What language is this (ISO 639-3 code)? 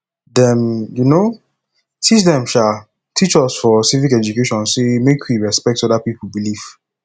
pcm